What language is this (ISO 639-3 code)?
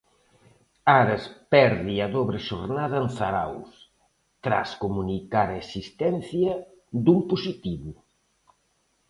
glg